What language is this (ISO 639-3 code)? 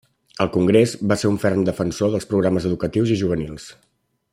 cat